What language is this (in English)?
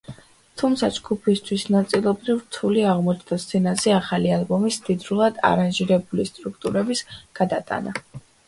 Georgian